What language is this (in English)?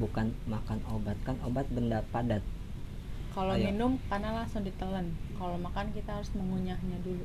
Indonesian